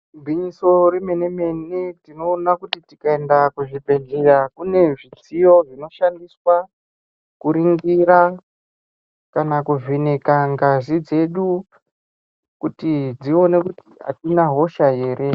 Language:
Ndau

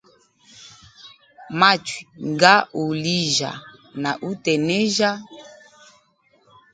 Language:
Hemba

